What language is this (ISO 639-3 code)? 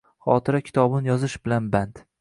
uzb